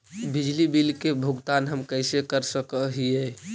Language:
Magahi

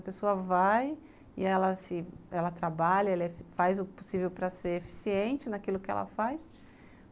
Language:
Portuguese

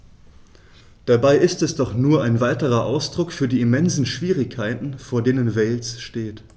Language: German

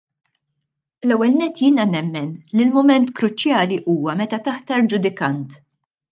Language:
Maltese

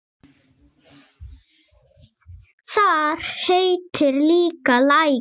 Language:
Icelandic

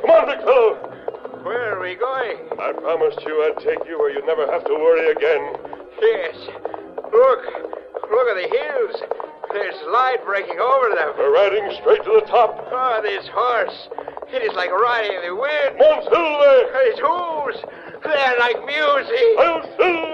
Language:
English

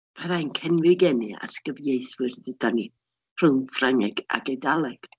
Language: Welsh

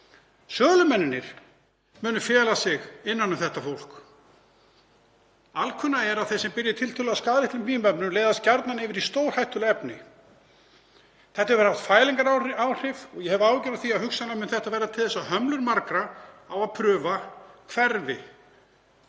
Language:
Icelandic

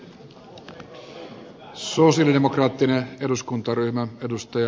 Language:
Finnish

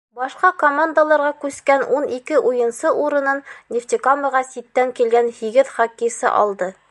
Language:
Bashkir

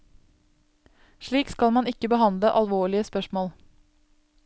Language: Norwegian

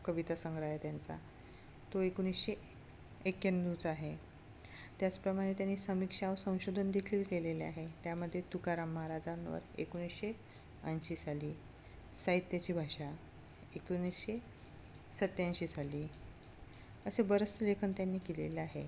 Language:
Marathi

